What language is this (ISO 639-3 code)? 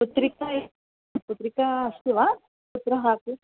san